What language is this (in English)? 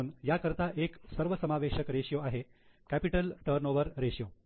Marathi